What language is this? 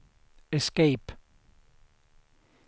Swedish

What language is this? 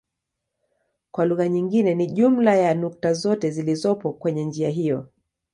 Swahili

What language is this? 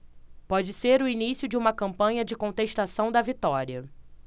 Portuguese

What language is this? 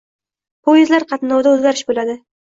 Uzbek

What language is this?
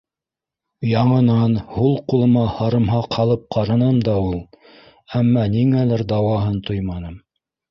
Bashkir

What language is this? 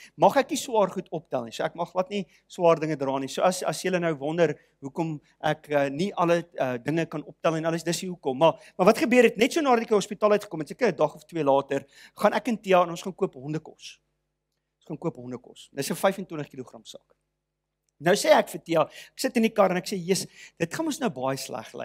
Dutch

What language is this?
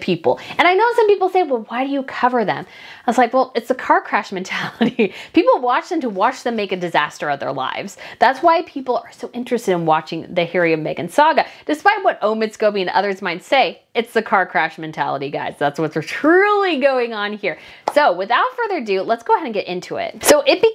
English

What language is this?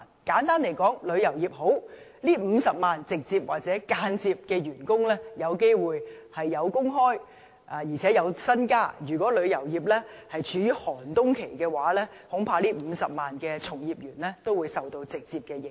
Cantonese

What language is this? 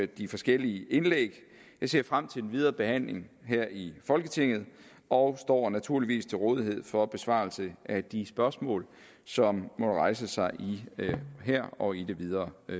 Danish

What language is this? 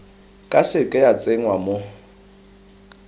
Tswana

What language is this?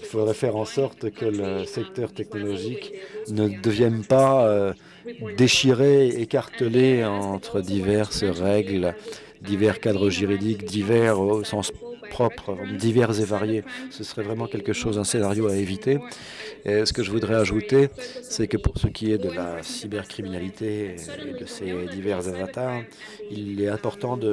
French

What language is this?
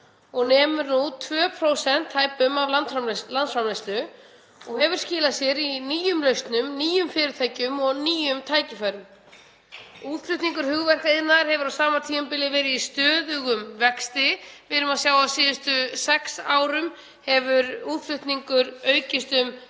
Icelandic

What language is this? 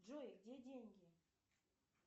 Russian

